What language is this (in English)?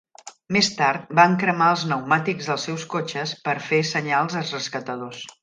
Catalan